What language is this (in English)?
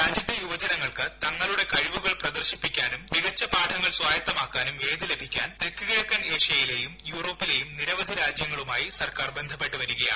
Malayalam